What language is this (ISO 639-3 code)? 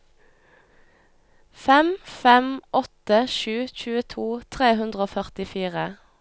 nor